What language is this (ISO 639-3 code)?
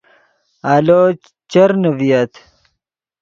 ydg